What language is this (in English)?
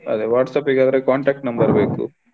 Kannada